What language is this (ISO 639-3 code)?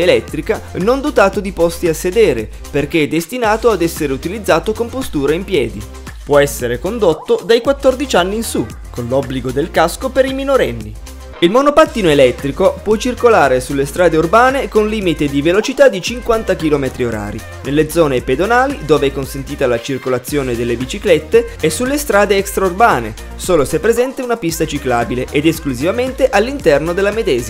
ita